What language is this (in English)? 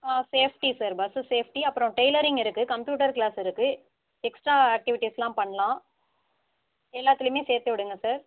Tamil